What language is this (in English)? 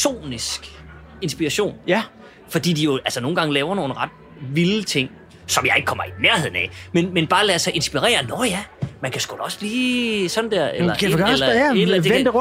Danish